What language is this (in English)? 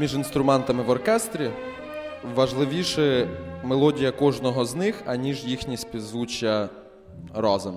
Ukrainian